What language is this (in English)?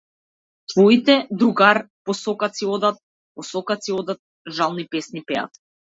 Macedonian